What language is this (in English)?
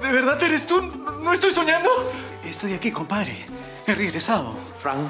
Spanish